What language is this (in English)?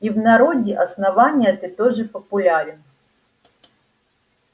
Russian